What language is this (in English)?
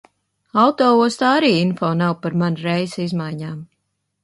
Latvian